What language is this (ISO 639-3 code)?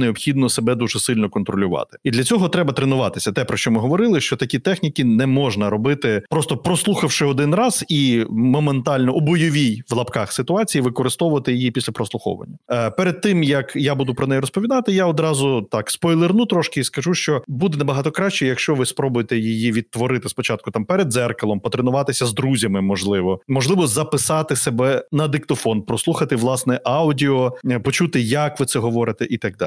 ukr